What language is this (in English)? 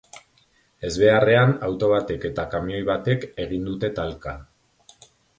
Basque